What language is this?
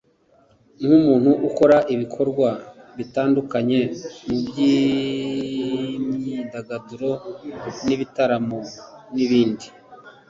Kinyarwanda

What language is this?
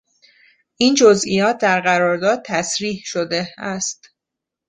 Persian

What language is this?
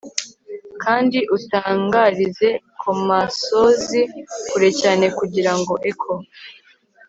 Kinyarwanda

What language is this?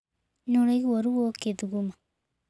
Kikuyu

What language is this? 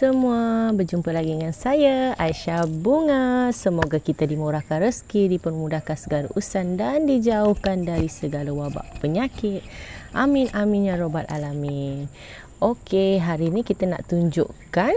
Malay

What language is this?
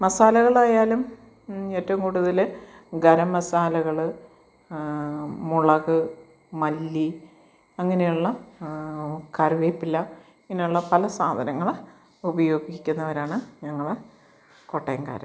Malayalam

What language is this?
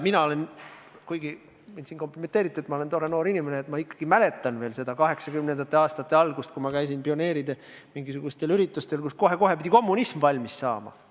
Estonian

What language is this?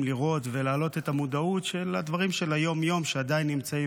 Hebrew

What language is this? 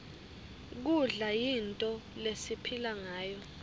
Swati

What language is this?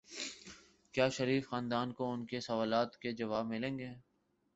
Urdu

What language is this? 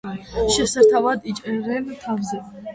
Georgian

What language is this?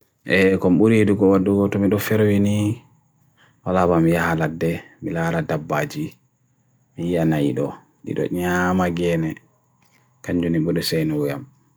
Bagirmi Fulfulde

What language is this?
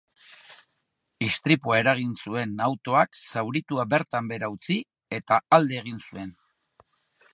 Basque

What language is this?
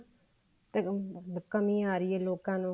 Punjabi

